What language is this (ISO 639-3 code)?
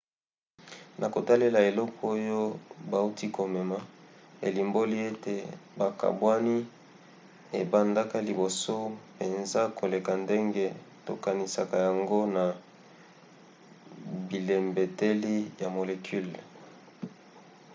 lin